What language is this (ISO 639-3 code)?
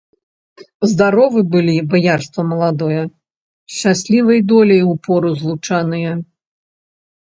bel